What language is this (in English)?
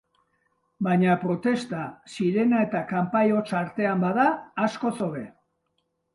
Basque